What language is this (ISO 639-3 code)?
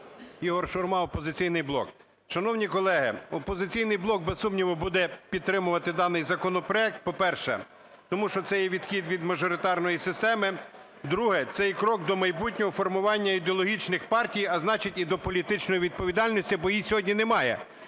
ukr